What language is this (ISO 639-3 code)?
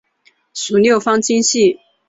zho